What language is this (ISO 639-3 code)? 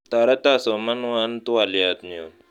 kln